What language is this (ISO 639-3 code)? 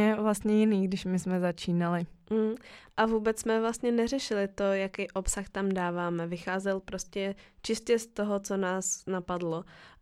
ces